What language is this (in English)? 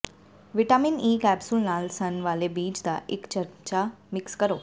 Punjabi